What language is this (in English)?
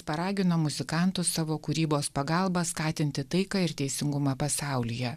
Lithuanian